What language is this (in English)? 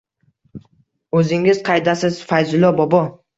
Uzbek